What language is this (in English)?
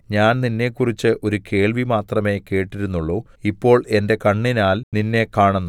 Malayalam